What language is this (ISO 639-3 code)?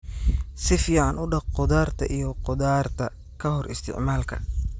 som